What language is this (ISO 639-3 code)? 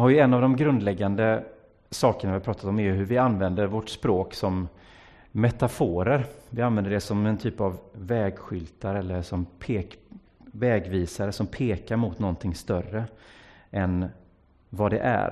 swe